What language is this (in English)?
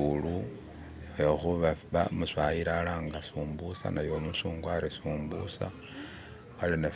Masaaba